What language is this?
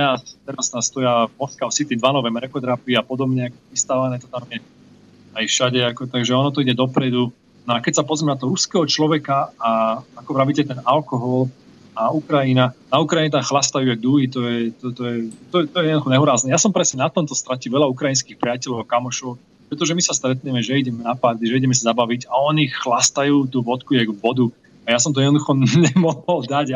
Slovak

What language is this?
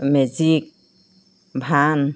Assamese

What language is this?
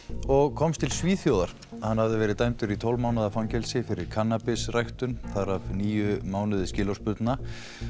Icelandic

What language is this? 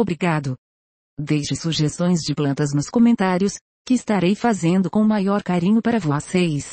Portuguese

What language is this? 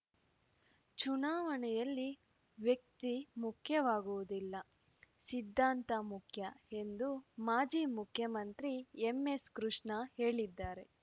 Kannada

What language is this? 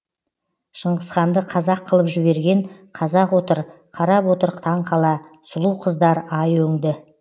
Kazakh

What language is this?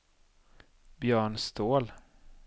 Swedish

